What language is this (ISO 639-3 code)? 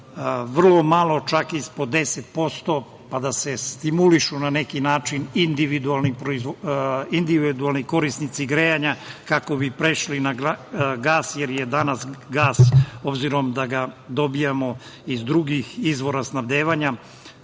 srp